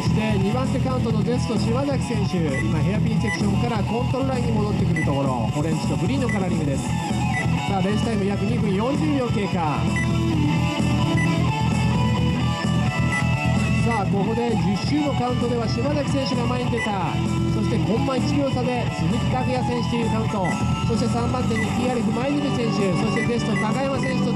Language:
Japanese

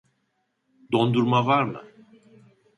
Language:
Turkish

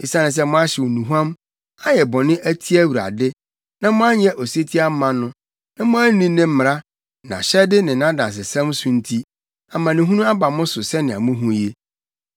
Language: Akan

